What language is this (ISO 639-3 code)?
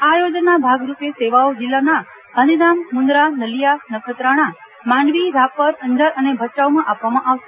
guj